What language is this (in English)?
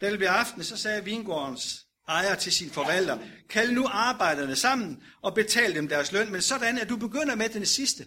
Danish